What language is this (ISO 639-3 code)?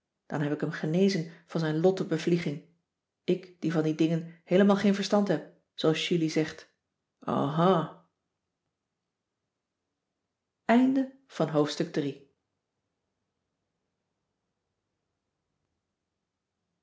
nld